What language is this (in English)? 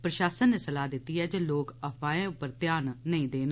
Dogri